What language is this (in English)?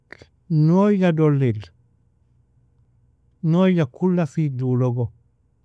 Nobiin